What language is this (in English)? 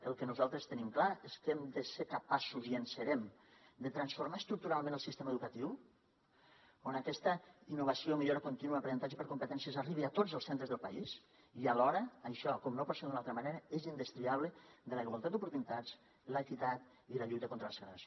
Catalan